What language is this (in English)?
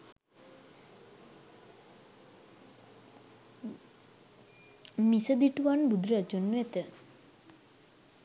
Sinhala